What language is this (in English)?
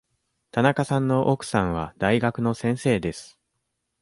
Japanese